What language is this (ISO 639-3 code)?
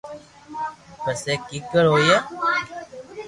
lrk